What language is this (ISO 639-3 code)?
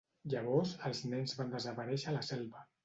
cat